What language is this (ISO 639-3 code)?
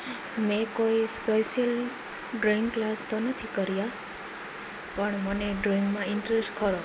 guj